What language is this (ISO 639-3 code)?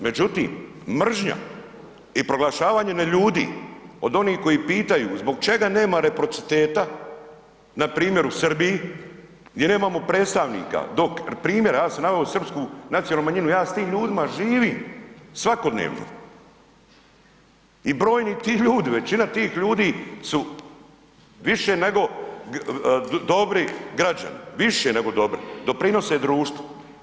hrv